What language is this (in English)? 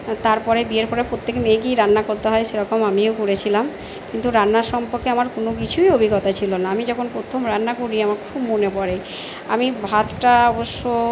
Bangla